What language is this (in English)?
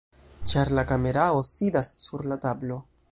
Esperanto